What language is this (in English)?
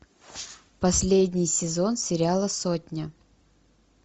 Russian